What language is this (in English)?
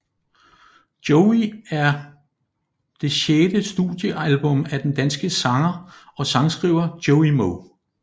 Danish